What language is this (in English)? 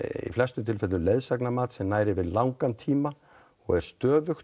Icelandic